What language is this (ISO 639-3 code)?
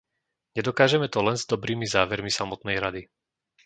slk